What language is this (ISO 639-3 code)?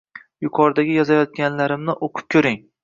uzb